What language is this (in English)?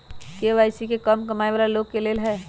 Magahi